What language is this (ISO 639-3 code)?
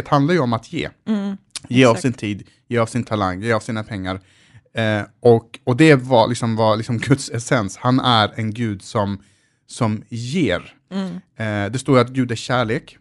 swe